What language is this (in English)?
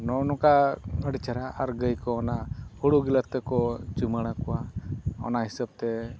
Santali